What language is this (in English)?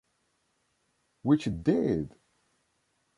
English